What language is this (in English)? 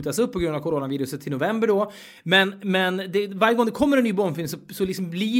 Swedish